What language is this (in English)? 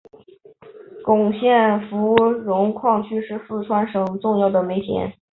Chinese